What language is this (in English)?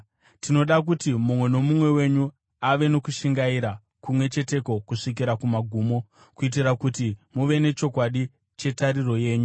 Shona